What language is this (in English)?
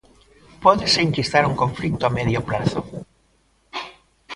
Galician